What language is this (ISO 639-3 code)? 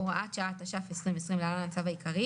heb